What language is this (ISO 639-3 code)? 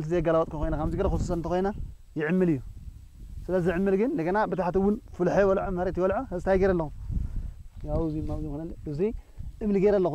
ara